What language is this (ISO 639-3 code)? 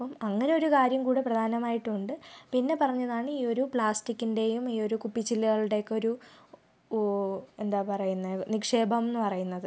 mal